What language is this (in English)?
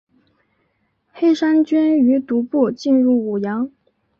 Chinese